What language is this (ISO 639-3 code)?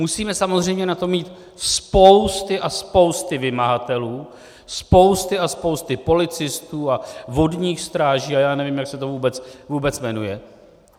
ces